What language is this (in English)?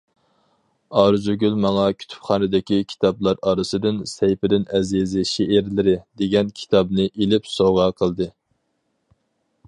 Uyghur